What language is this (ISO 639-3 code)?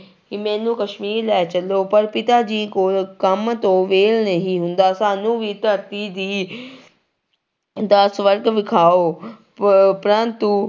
pan